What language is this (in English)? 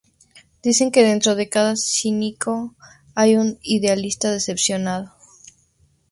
Spanish